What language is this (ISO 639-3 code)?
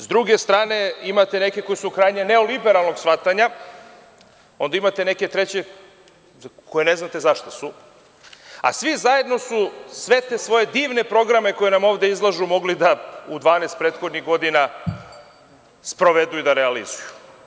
srp